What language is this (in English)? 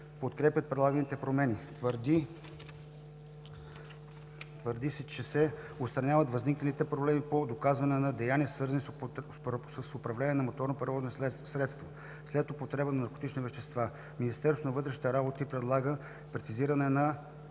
Bulgarian